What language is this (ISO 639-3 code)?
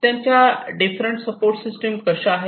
mar